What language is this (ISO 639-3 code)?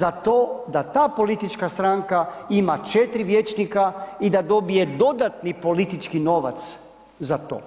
hrv